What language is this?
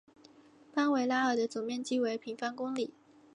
Chinese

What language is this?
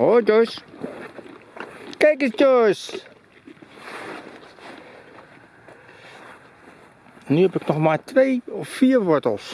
Dutch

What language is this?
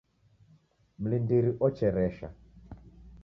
Taita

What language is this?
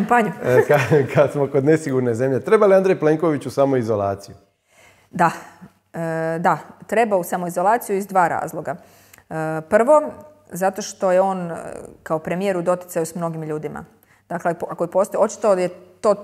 Croatian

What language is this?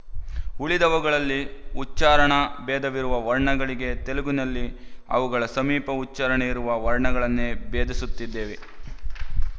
Kannada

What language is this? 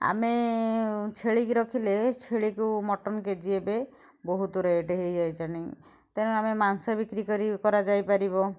Odia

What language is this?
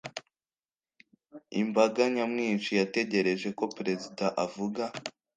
Kinyarwanda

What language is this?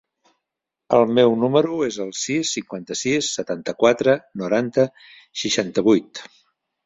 Catalan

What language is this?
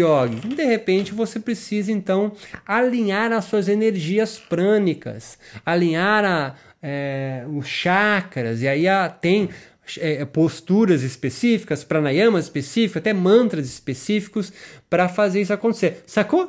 Portuguese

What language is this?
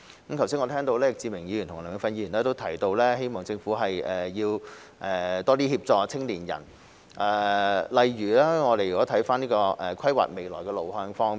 Cantonese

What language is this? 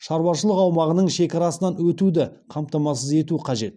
Kazakh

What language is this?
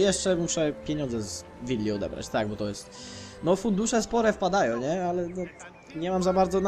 Polish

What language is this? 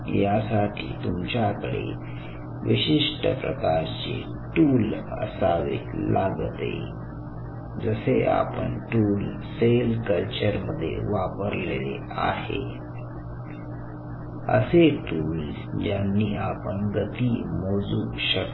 Marathi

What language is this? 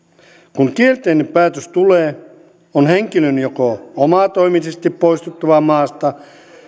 Finnish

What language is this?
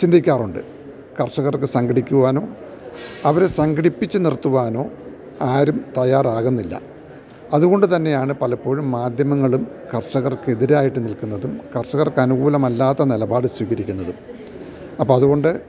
Malayalam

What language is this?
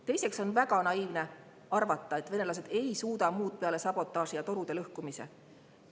Estonian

